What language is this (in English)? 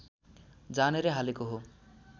Nepali